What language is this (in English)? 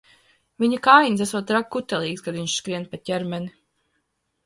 Latvian